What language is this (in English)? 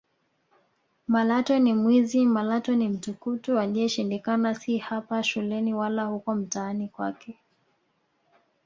Swahili